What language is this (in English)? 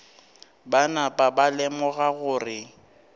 Northern Sotho